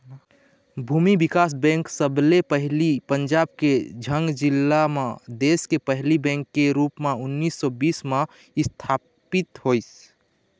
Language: Chhattisgarhi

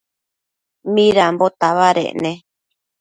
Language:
Matsés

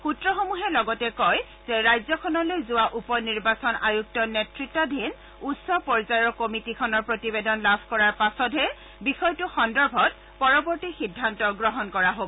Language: Assamese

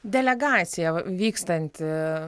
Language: Lithuanian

